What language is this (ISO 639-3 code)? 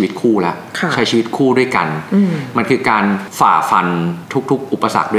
tha